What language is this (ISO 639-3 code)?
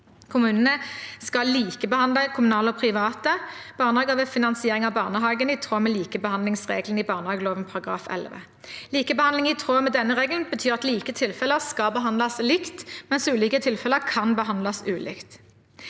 nor